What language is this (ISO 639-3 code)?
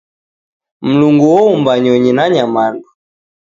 dav